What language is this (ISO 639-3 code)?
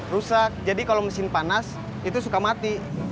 ind